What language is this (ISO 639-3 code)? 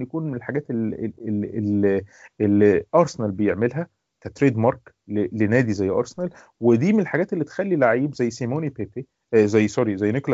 ara